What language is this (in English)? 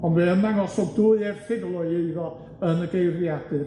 Welsh